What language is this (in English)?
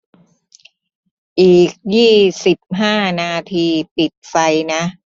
Thai